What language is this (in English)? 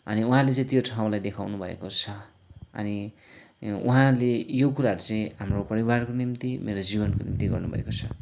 Nepali